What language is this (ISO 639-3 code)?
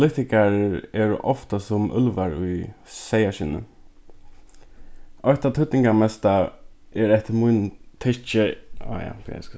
fao